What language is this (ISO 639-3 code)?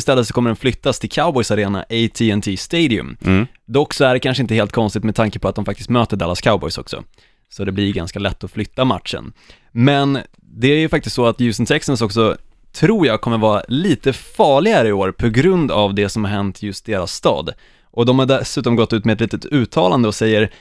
swe